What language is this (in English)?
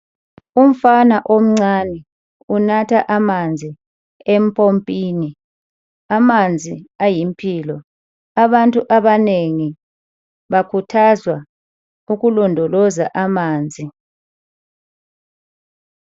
North Ndebele